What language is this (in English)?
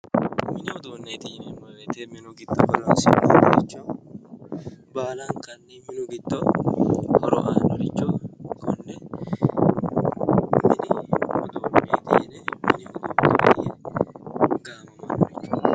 Sidamo